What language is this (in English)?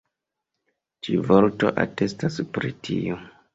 Esperanto